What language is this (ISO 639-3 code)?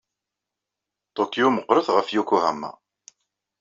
kab